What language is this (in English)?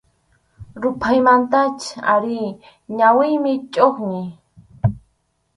Arequipa-La Unión Quechua